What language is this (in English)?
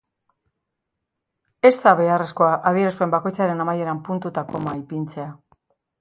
Basque